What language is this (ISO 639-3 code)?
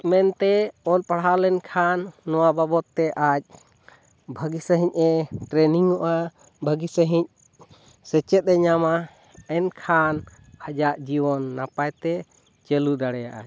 sat